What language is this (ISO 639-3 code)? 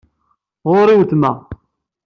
kab